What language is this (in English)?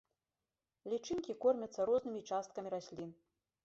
Belarusian